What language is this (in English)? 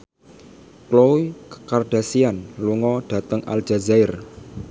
Javanese